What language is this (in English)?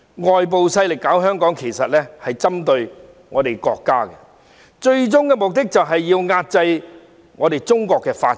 Cantonese